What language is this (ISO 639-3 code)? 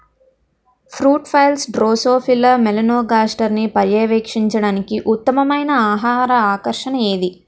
tel